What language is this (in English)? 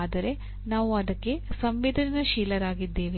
Kannada